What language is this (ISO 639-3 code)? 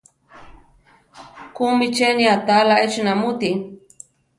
tar